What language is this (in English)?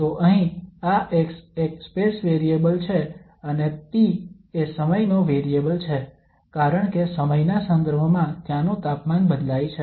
Gujarati